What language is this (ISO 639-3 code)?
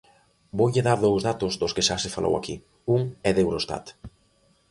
glg